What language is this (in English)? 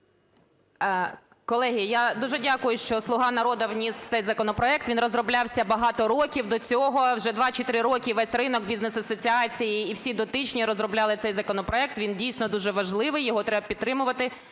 Ukrainian